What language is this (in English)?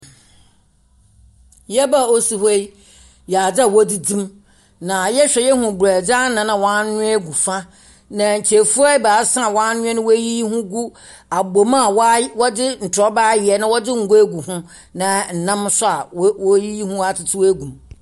Akan